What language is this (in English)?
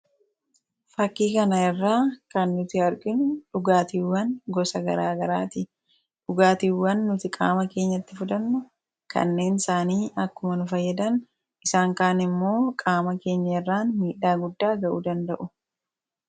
Oromo